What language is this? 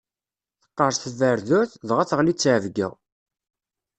Kabyle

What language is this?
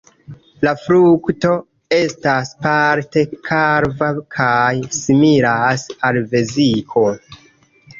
Esperanto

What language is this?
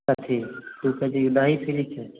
Maithili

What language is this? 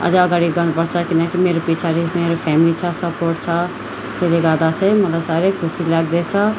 Nepali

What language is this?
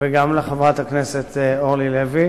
Hebrew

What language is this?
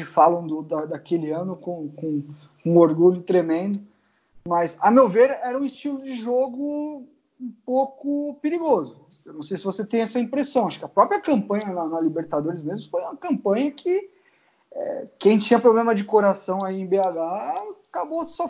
Portuguese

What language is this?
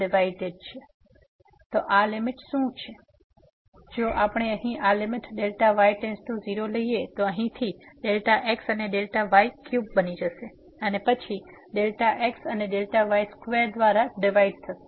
Gujarati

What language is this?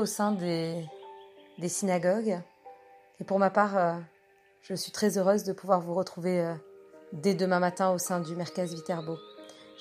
French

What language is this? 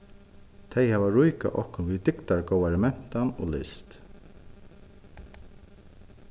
Faroese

